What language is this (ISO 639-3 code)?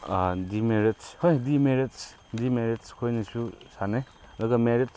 mni